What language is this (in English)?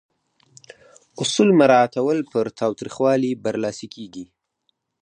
Pashto